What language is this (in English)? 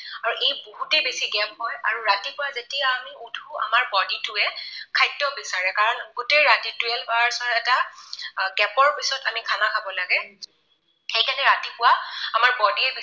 Assamese